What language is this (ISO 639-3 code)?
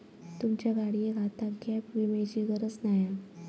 mar